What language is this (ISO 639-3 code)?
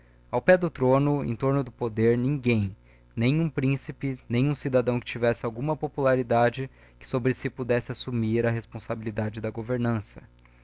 por